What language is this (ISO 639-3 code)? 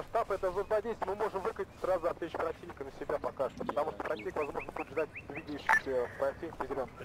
rus